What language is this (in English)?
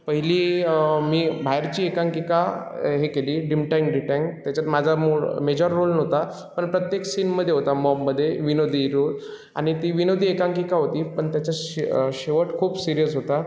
Marathi